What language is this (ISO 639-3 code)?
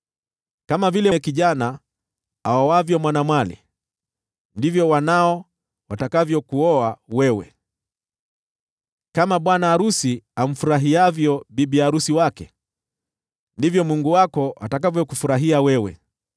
swa